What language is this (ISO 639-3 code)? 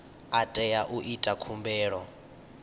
ven